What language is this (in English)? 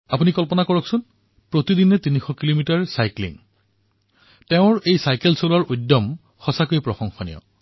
Assamese